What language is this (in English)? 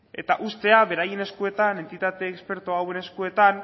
Basque